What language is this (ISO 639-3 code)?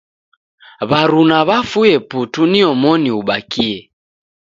dav